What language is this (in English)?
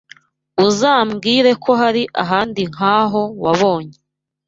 Kinyarwanda